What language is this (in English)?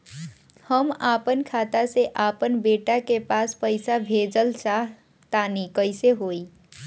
Bhojpuri